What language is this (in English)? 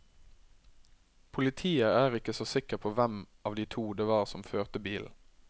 Norwegian